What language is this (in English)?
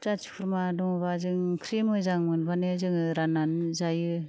Bodo